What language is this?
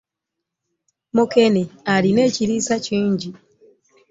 Ganda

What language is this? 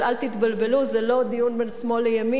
Hebrew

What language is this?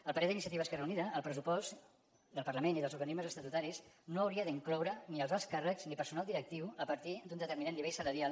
Catalan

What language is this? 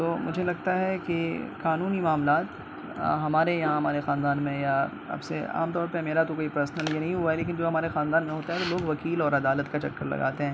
Urdu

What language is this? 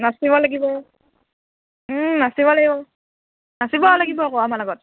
Assamese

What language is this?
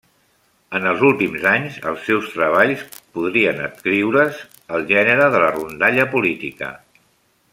Catalan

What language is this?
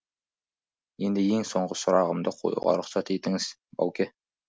Kazakh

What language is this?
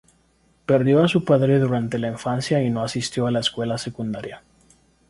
Spanish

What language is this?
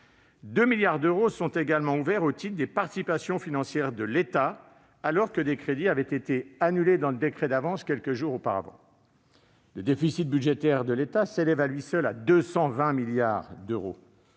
French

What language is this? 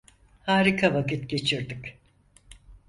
Turkish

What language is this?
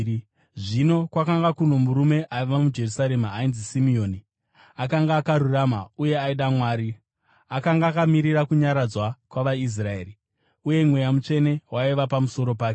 Shona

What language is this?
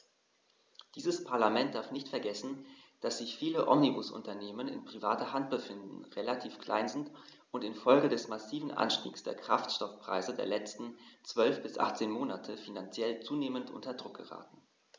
German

